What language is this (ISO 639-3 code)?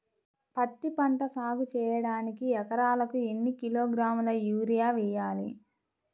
tel